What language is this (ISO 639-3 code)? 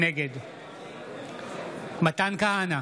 heb